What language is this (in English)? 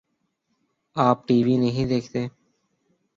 Urdu